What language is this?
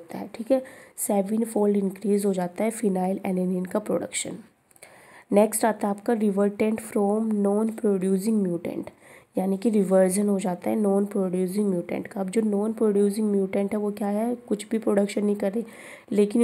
Hindi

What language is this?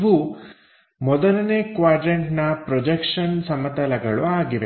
Kannada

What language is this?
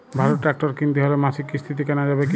Bangla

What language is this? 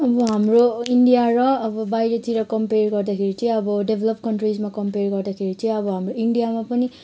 Nepali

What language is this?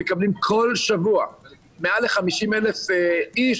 Hebrew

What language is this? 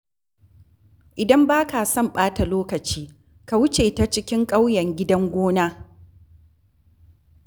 Hausa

